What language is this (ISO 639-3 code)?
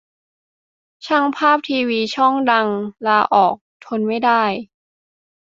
tha